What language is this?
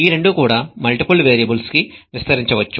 Telugu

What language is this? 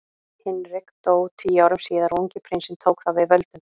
Icelandic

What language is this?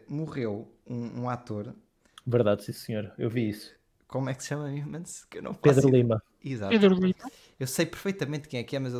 Portuguese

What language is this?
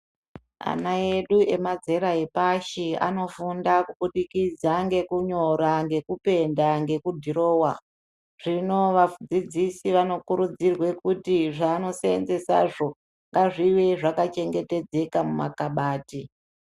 Ndau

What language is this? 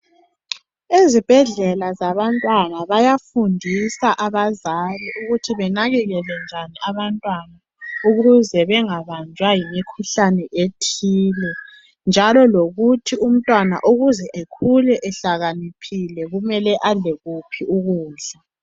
North Ndebele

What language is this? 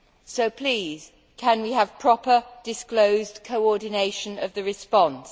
English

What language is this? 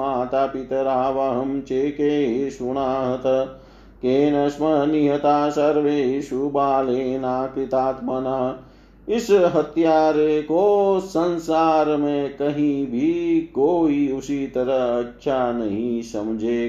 Hindi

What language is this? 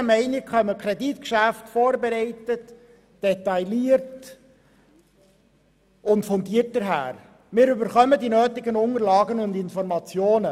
Swiss German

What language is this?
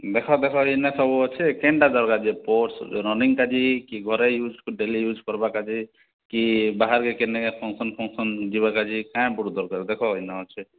Odia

